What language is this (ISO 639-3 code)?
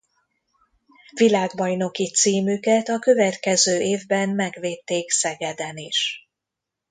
hun